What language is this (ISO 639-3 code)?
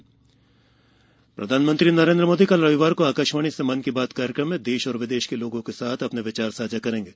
hin